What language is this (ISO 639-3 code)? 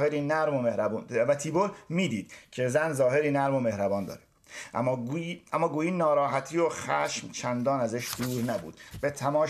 fas